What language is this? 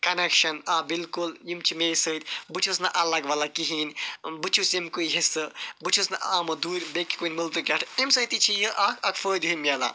Kashmiri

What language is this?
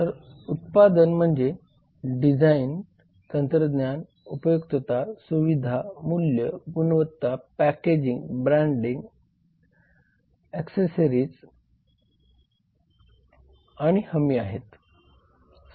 Marathi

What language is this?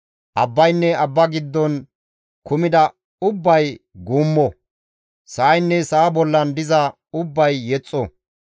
Gamo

